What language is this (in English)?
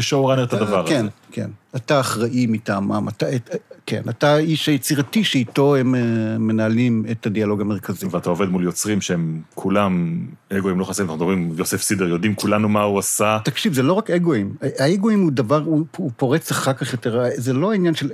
Hebrew